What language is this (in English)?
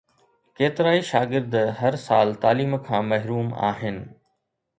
Sindhi